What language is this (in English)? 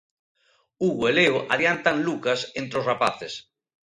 Galician